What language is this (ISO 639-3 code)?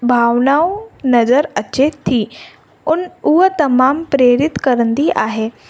snd